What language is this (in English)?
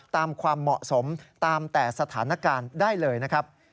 Thai